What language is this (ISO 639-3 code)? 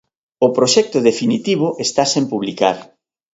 glg